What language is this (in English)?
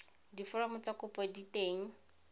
Tswana